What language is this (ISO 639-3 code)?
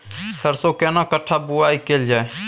mai